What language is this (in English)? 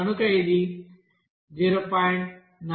Telugu